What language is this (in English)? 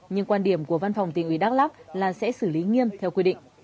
Vietnamese